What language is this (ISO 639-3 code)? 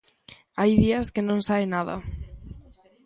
glg